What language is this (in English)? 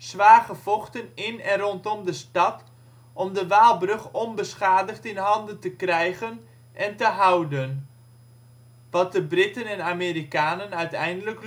Dutch